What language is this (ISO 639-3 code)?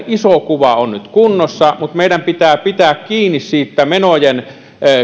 fin